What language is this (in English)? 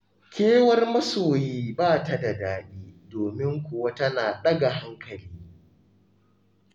Hausa